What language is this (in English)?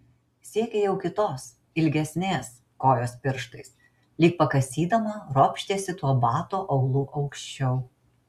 Lithuanian